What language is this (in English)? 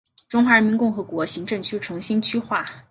Chinese